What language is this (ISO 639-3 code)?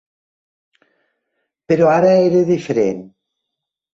cat